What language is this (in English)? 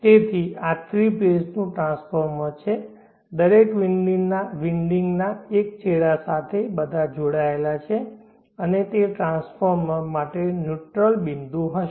Gujarati